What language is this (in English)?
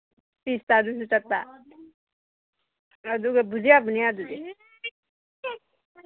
Manipuri